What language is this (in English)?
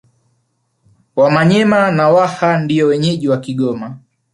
Swahili